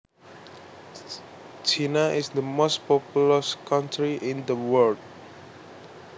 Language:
Javanese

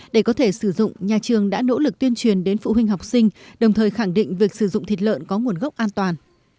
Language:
Vietnamese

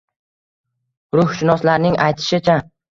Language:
Uzbek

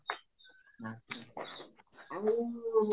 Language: Odia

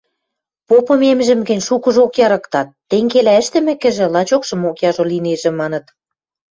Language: Western Mari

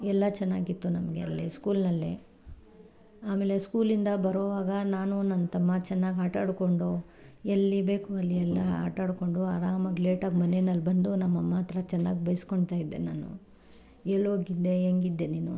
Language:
Kannada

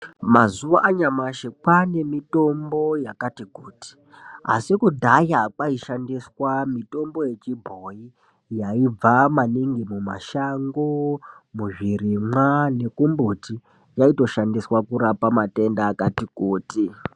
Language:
Ndau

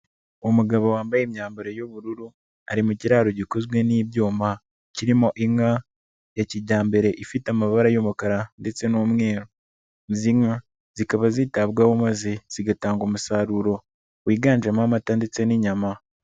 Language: Kinyarwanda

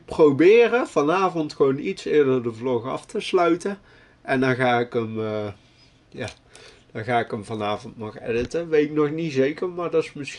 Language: Dutch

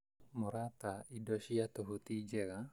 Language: Kikuyu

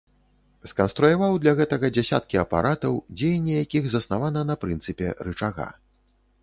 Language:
Belarusian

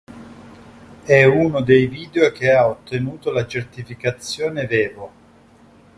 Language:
Italian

